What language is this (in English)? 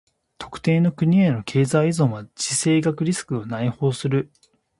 Japanese